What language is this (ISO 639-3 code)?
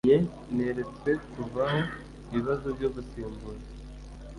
kin